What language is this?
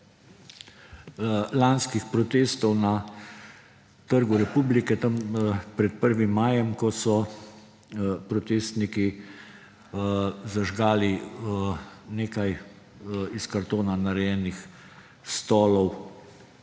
Slovenian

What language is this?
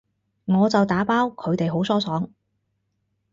Cantonese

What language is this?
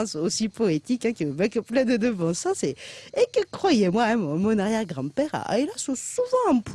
French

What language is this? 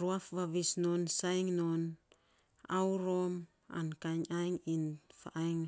Saposa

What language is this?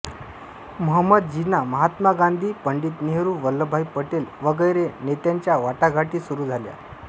Marathi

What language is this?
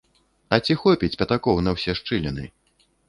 Belarusian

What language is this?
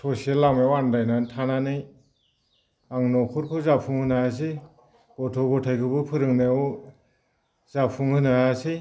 Bodo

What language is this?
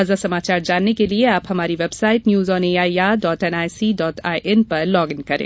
Hindi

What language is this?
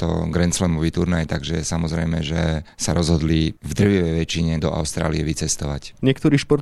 Slovak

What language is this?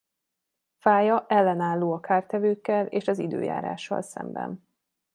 Hungarian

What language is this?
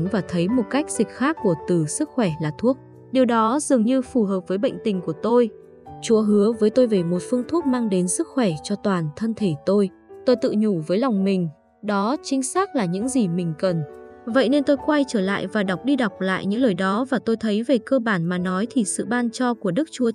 Vietnamese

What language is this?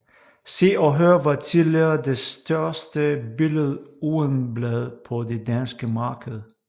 Danish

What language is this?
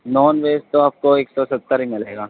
Urdu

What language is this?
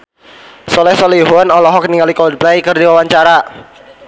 Sundanese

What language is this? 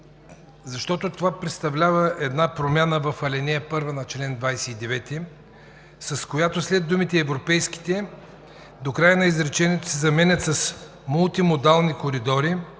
Bulgarian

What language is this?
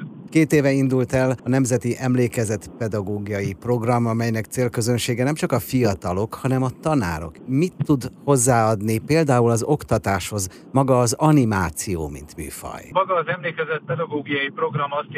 Hungarian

